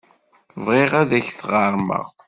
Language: Kabyle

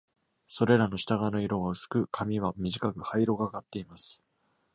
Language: Japanese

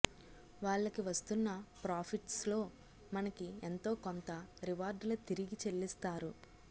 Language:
Telugu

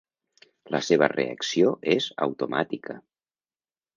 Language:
Catalan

